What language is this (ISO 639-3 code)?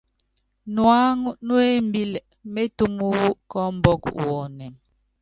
yav